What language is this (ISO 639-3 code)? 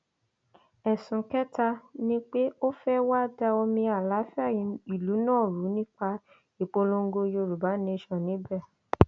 yor